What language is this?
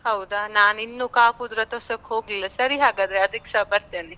Kannada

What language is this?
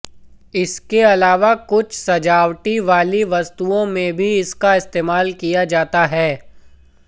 Hindi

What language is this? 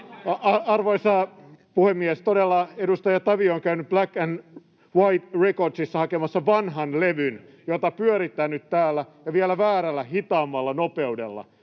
Finnish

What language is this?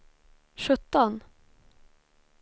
Swedish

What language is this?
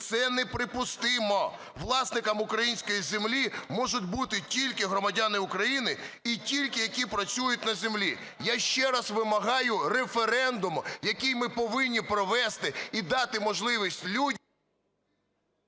Ukrainian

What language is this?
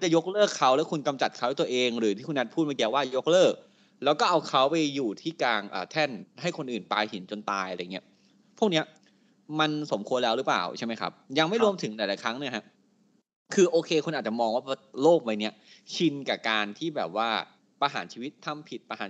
Thai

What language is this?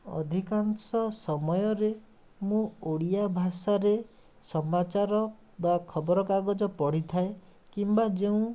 Odia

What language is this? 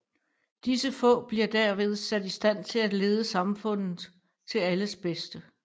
Danish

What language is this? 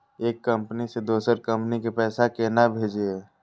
Maithili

